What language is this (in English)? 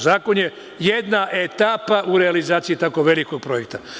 Serbian